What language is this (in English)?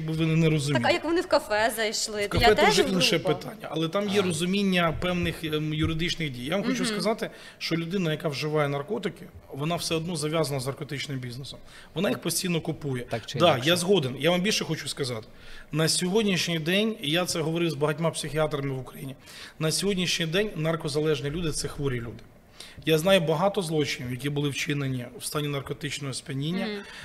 Ukrainian